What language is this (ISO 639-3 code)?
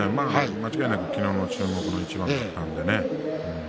jpn